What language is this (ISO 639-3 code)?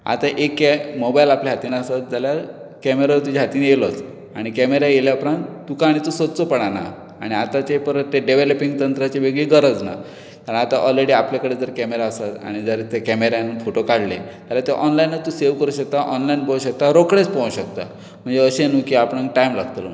kok